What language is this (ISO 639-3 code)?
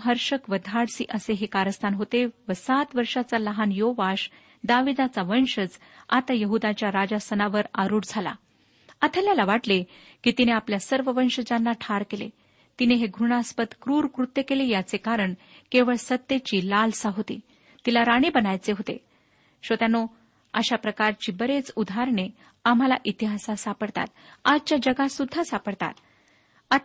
mar